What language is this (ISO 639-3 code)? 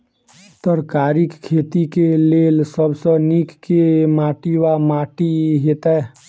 mai